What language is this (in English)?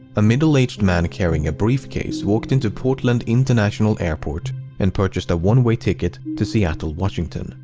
English